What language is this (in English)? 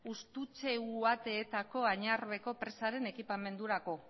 Basque